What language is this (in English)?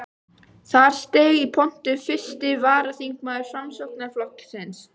Icelandic